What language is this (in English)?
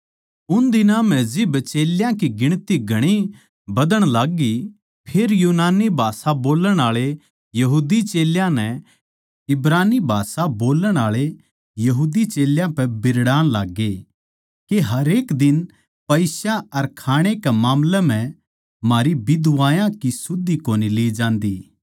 Haryanvi